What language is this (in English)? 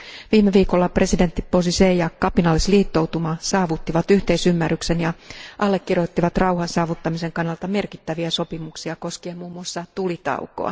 Finnish